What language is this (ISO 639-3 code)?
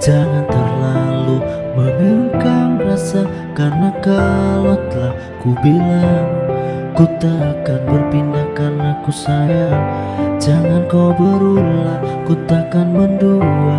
ind